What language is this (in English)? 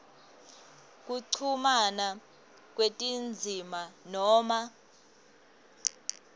Swati